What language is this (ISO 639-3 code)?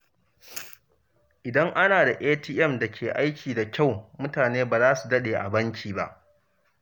hau